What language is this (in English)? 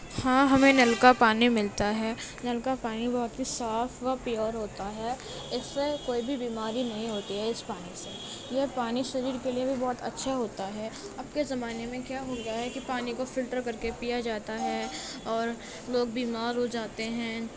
Urdu